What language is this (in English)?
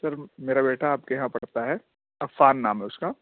Urdu